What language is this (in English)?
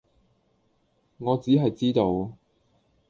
Cantonese